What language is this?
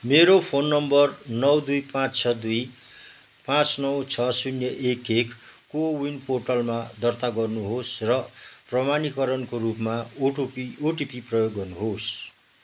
Nepali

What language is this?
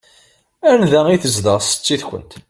Kabyle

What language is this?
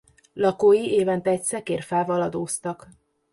Hungarian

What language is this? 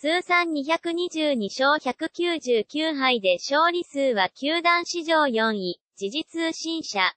Japanese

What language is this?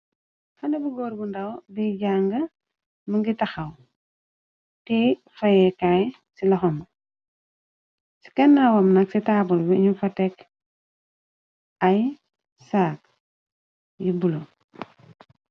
Wolof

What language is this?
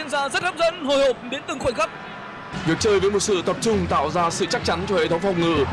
Vietnamese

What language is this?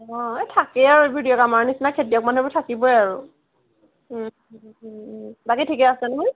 Assamese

